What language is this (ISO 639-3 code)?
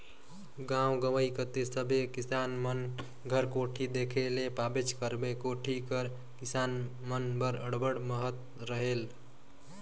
hne